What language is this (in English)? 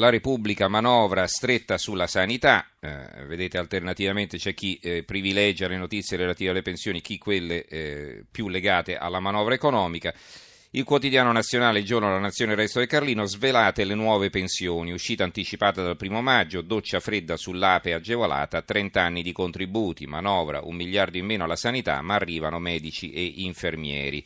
Italian